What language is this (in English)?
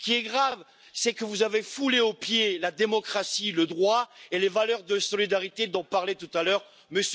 French